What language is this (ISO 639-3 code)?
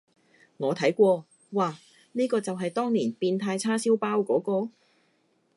yue